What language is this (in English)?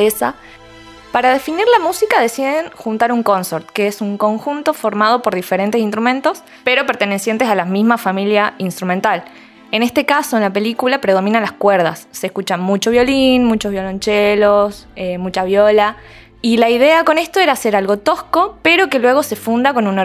Spanish